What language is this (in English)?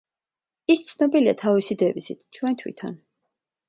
Georgian